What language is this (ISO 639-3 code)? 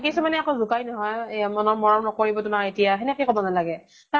asm